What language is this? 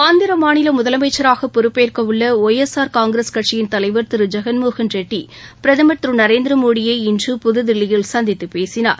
Tamil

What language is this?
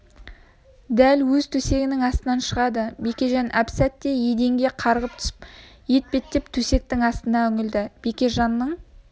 Kazakh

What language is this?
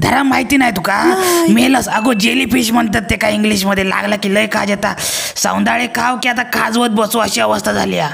Romanian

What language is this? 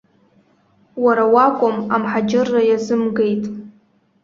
Abkhazian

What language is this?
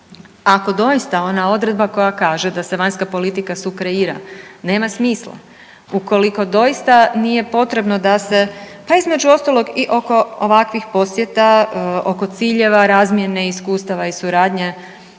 Croatian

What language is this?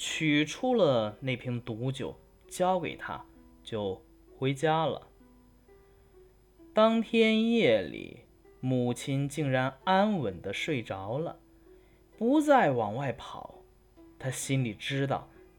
Chinese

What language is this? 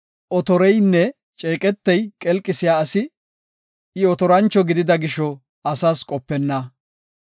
Gofa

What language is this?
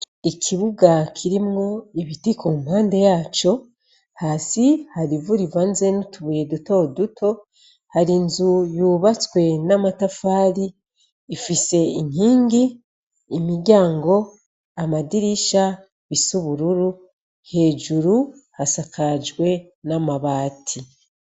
Rundi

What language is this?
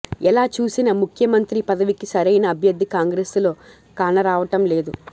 Telugu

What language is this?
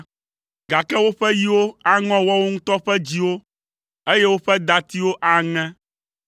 Ewe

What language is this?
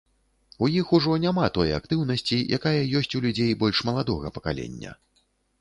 Belarusian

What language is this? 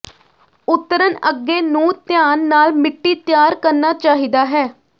Punjabi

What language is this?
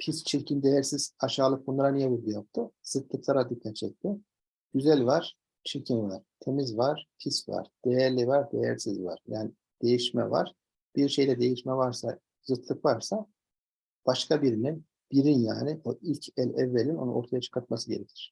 Turkish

